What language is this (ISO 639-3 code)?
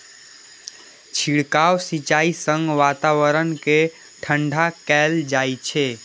mai